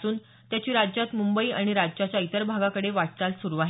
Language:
Marathi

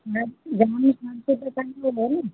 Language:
Sindhi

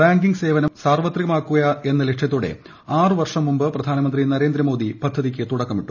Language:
Malayalam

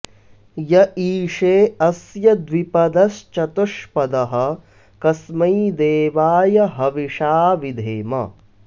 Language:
Sanskrit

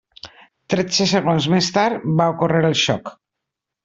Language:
Catalan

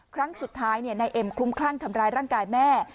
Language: Thai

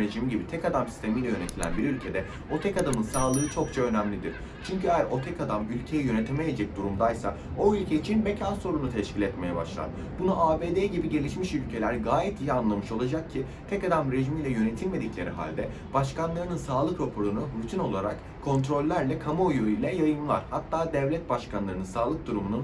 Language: Turkish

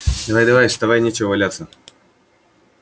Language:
Russian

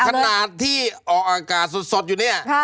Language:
Thai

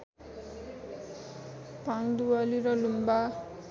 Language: Nepali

